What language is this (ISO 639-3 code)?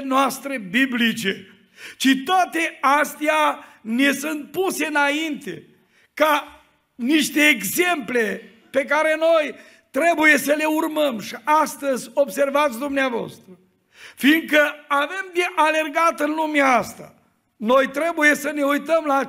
ron